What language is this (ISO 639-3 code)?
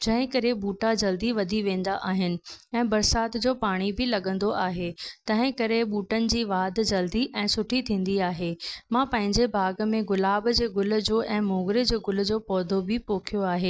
snd